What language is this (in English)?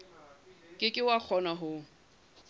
Southern Sotho